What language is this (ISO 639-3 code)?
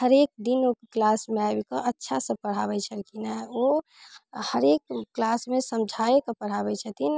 mai